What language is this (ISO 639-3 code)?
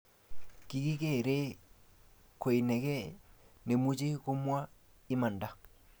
kln